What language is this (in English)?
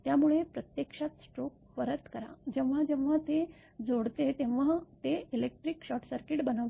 Marathi